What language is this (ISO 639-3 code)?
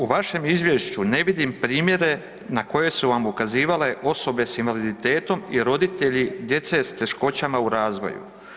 hrv